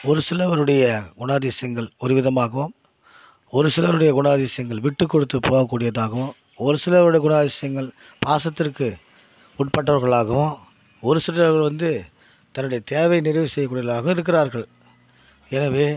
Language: Tamil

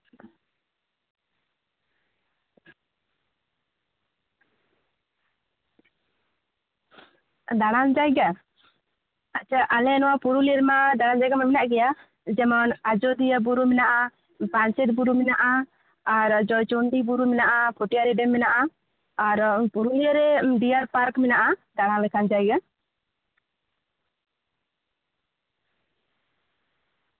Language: Santali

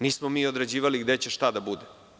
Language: Serbian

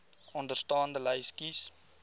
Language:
Afrikaans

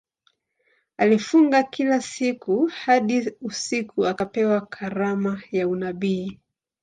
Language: Swahili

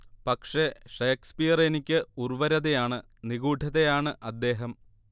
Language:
Malayalam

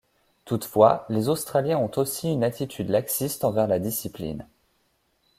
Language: French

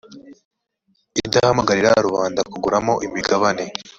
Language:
Kinyarwanda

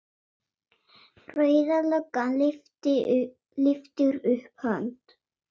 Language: Icelandic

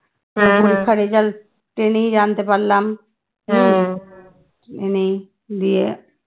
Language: Bangla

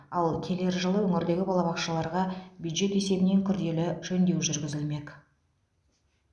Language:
Kazakh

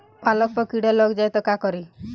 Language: Bhojpuri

